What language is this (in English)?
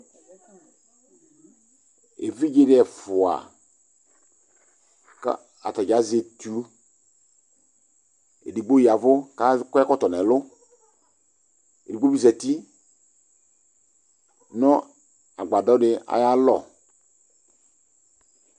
Ikposo